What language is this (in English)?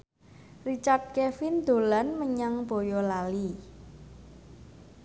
Javanese